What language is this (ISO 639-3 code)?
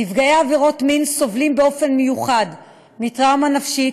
heb